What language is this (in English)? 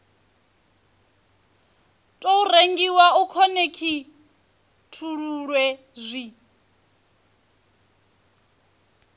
Venda